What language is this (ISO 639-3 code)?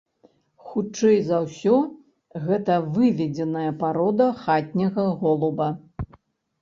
bel